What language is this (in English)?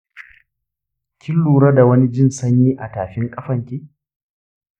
Hausa